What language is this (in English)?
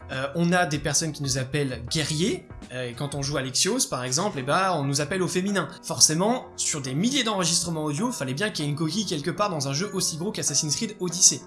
French